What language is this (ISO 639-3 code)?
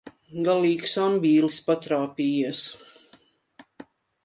lav